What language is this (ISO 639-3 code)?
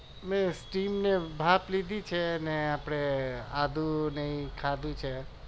guj